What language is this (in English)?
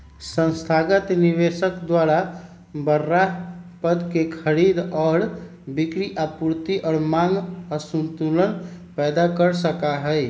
Magahi